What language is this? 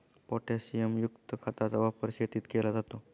Marathi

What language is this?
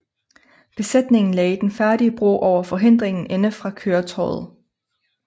Danish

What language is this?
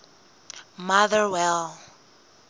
Southern Sotho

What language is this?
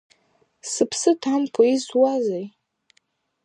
Abkhazian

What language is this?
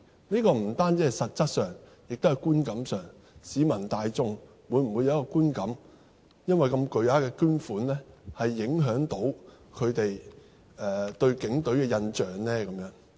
Cantonese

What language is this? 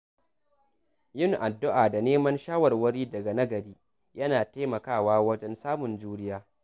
Hausa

